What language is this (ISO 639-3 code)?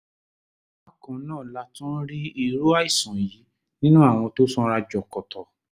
yor